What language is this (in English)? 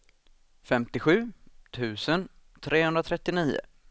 Swedish